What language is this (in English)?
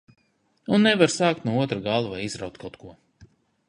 Latvian